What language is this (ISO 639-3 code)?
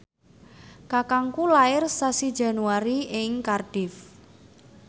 jav